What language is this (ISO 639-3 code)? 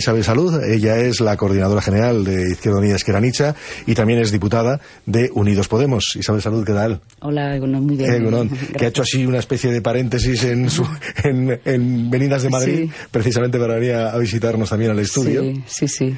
spa